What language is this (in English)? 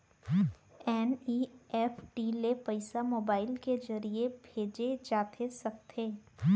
Chhattisgarhi